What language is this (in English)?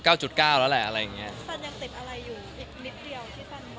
Thai